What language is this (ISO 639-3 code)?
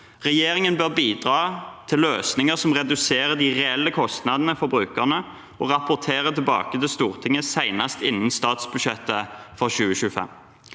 nor